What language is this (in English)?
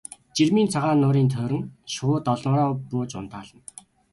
Mongolian